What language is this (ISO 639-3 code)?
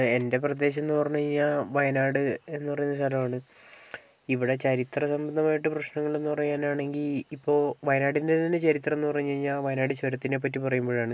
mal